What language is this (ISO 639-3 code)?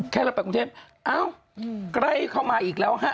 tha